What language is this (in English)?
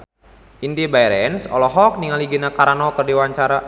Sundanese